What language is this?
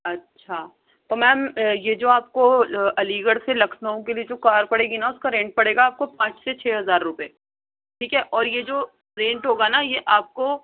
Urdu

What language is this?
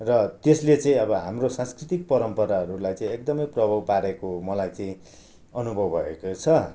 Nepali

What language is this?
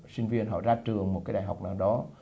Vietnamese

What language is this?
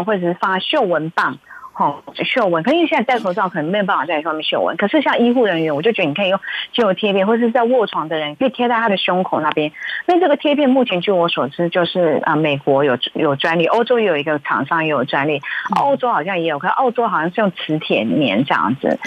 Chinese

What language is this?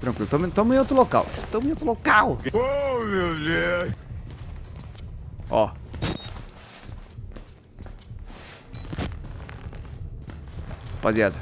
Portuguese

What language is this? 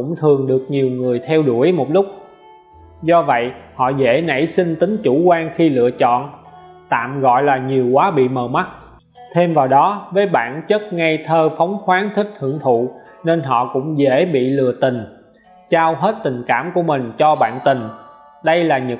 Vietnamese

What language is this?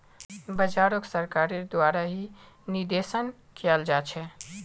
Magahi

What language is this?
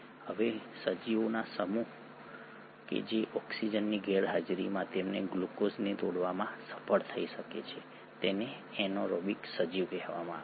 Gujarati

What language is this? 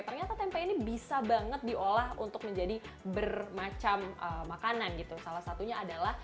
Indonesian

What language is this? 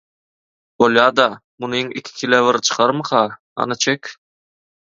Turkmen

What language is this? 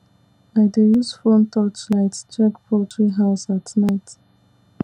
Nigerian Pidgin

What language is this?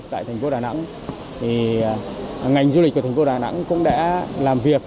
Vietnamese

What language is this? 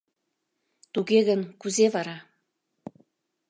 Mari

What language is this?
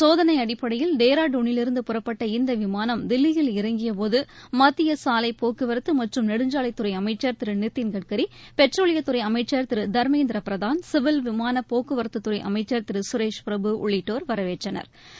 Tamil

